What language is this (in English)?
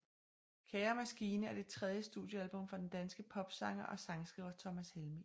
Danish